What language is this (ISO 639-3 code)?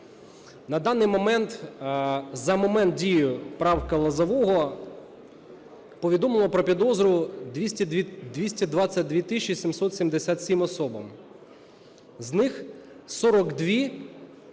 ukr